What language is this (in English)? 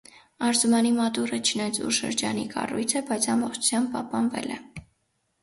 Armenian